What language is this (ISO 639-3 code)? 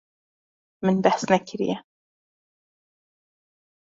kur